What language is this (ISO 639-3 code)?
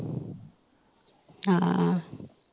pan